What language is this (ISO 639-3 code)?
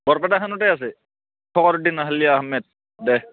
asm